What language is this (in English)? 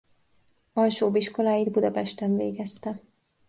Hungarian